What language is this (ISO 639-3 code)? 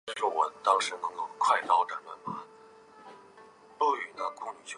zho